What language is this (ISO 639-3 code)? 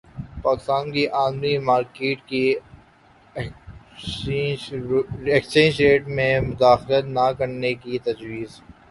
urd